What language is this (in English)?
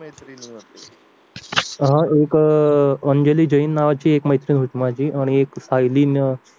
Marathi